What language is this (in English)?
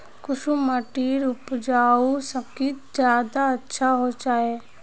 Magahi